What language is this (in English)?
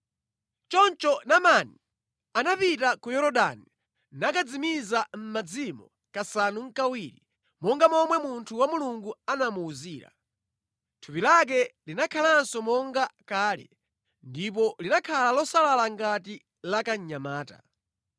Nyanja